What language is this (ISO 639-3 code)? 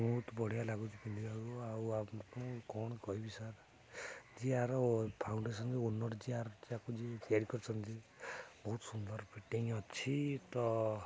ori